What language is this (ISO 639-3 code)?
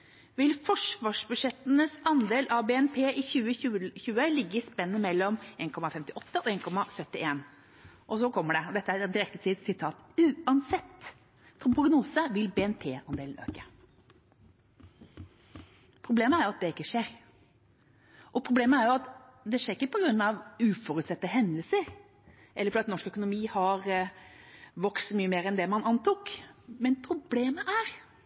nob